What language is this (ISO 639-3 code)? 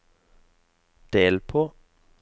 nor